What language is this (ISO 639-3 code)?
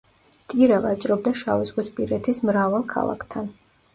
kat